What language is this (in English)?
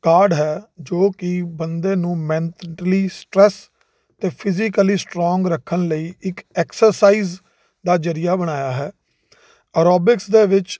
Punjabi